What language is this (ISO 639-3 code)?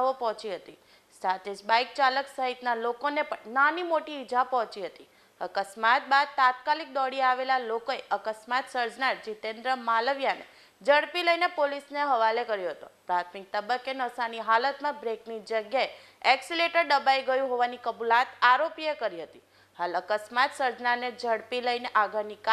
guj